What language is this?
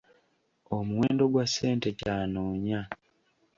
Ganda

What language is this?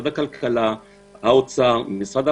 Hebrew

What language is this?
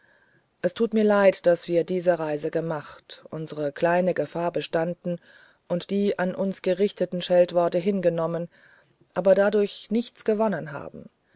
German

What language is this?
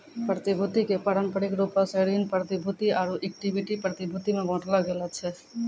Maithili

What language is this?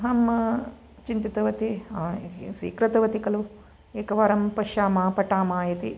Sanskrit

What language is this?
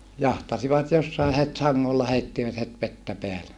Finnish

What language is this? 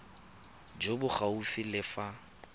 Tswana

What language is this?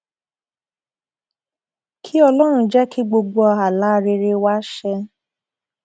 Yoruba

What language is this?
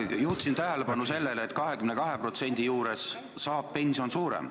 Estonian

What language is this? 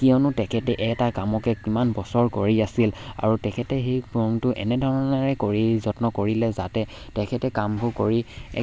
Assamese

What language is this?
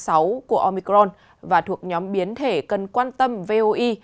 Vietnamese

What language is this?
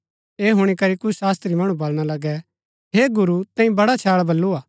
Gaddi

